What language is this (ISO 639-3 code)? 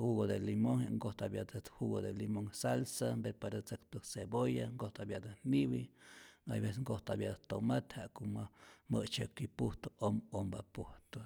zor